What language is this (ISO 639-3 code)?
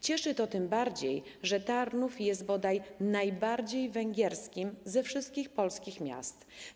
pol